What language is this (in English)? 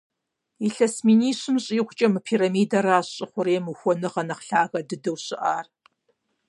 Kabardian